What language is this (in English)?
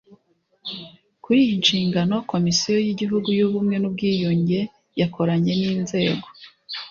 Kinyarwanda